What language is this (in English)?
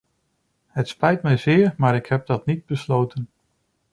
Dutch